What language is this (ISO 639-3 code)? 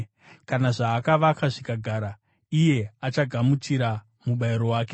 sna